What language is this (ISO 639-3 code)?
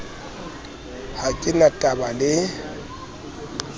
sot